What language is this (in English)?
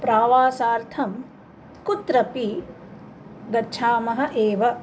Sanskrit